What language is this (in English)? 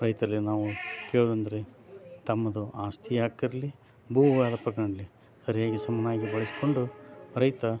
Kannada